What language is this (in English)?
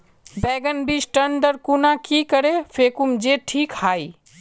Magahi